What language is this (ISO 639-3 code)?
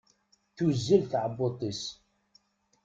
kab